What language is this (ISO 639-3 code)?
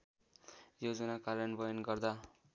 nep